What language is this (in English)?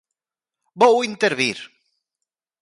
Galician